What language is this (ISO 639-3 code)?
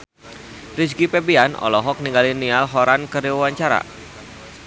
sun